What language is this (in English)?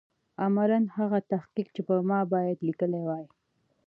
Pashto